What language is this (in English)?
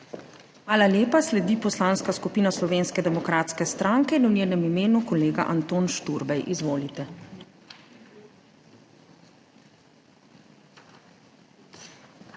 Slovenian